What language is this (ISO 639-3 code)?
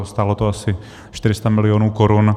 ces